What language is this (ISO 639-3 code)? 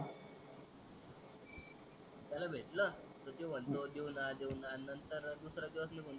mar